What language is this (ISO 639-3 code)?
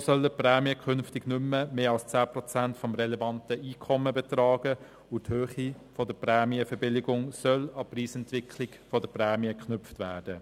gsw